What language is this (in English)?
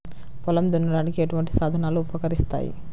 Telugu